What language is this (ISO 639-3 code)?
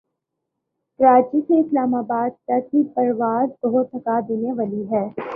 urd